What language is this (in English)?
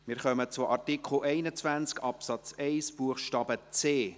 Swiss German